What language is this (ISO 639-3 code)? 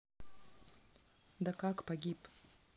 rus